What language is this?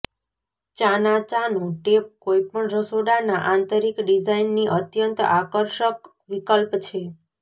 Gujarati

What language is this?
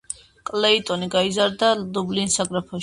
Georgian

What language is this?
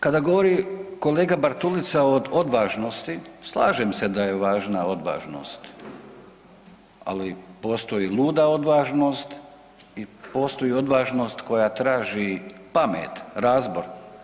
Croatian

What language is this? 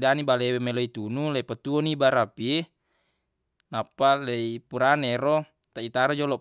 Buginese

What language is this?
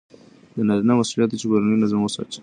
Pashto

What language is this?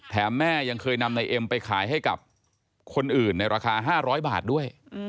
Thai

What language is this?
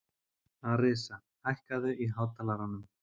Icelandic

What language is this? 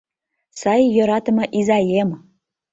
Mari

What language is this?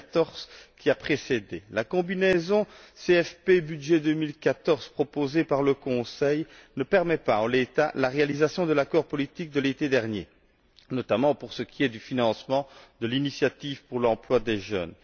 French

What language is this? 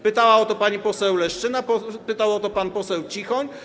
Polish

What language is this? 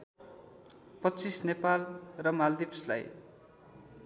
Nepali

